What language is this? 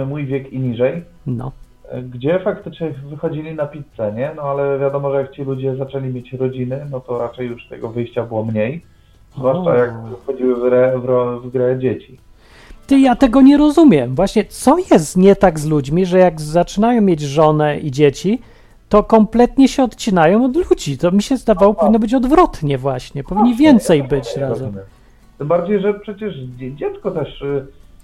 Polish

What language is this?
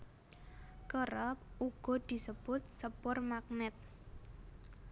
Javanese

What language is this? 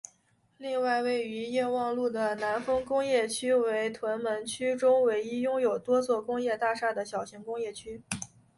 Chinese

